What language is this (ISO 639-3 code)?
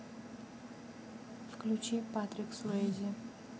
rus